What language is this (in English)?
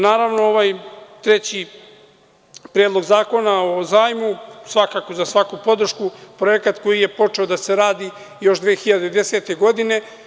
Serbian